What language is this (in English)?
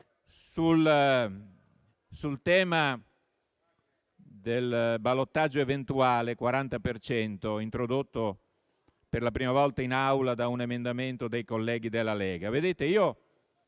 Italian